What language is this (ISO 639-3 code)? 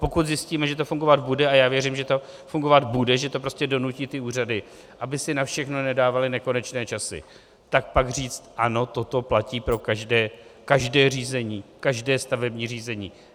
ces